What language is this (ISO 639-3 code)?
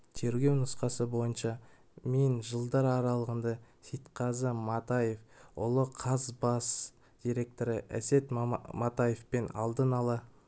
kaz